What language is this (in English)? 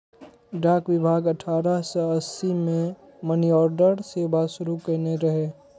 Maithili